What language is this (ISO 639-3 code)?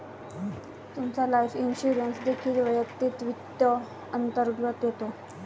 mar